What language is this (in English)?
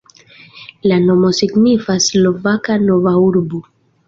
Esperanto